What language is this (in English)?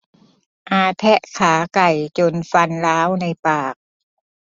Thai